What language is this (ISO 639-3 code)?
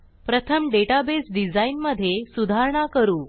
mar